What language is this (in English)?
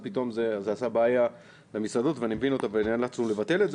Hebrew